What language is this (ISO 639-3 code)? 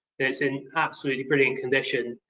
eng